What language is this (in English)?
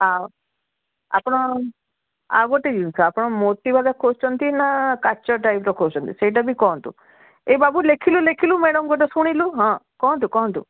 Odia